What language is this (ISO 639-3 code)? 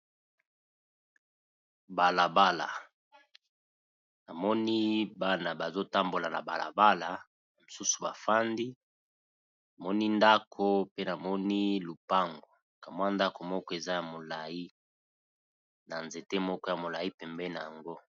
lin